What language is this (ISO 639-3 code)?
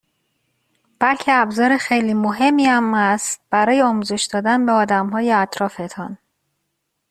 fas